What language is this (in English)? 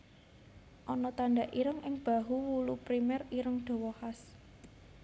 Javanese